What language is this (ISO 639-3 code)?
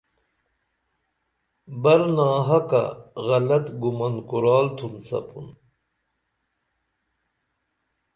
dml